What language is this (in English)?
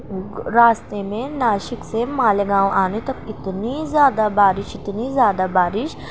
Urdu